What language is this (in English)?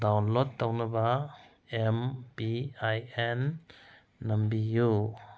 Manipuri